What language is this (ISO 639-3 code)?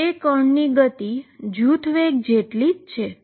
guj